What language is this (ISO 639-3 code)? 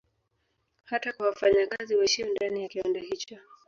swa